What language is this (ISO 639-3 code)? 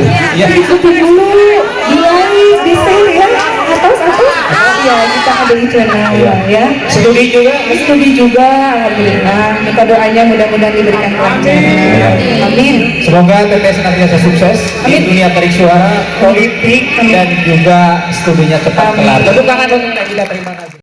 ind